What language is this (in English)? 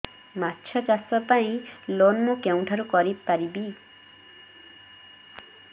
Odia